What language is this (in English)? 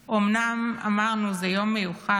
Hebrew